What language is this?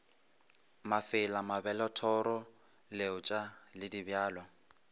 Northern Sotho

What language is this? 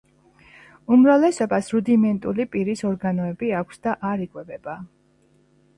Georgian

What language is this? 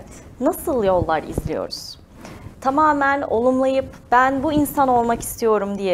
Turkish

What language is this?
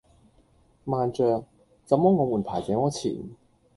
Cantonese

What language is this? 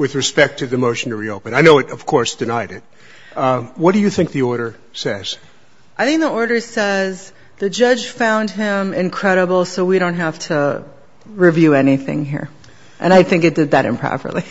English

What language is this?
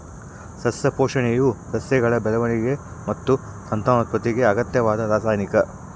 Kannada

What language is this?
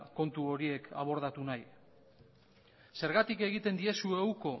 Basque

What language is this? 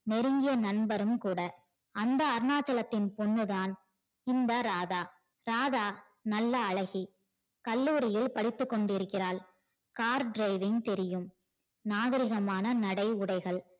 Tamil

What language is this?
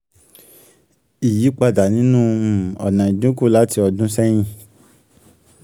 Yoruba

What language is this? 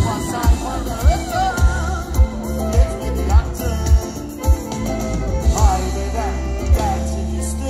Turkish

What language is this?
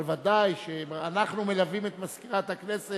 Hebrew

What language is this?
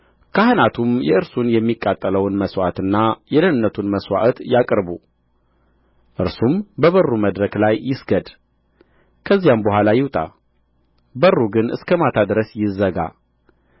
Amharic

